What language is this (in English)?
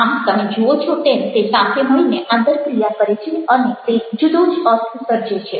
Gujarati